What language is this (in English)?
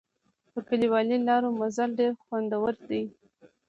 Pashto